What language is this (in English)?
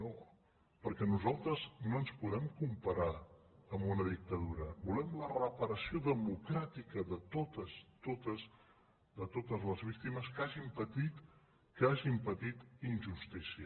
Catalan